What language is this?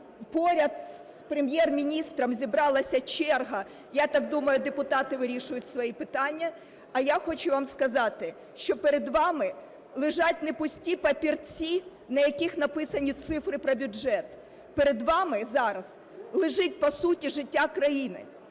Ukrainian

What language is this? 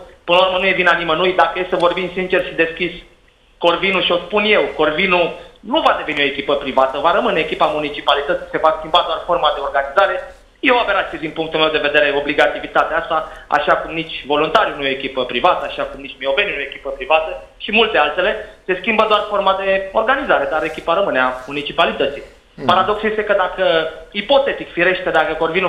Romanian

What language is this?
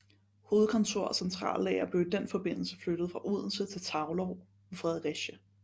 Danish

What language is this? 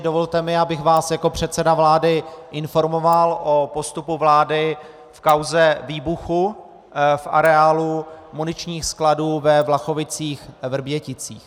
Czech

